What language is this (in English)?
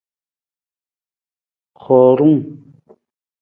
Nawdm